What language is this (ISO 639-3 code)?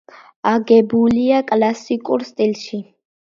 kat